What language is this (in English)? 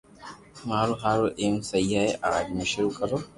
Loarki